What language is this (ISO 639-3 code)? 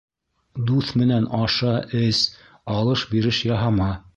bak